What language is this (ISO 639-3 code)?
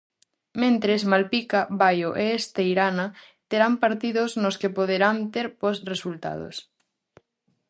glg